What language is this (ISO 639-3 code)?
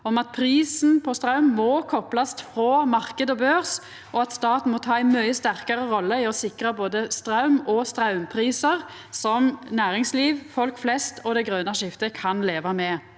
nor